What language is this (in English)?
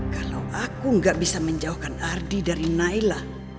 Indonesian